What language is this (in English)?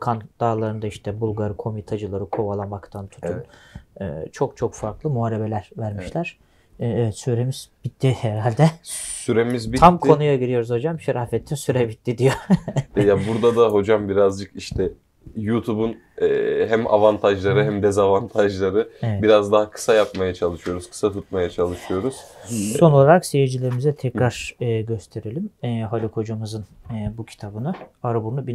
Turkish